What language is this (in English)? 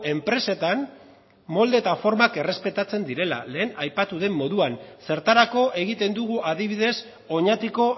Basque